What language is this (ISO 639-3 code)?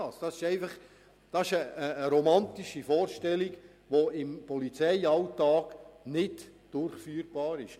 gsw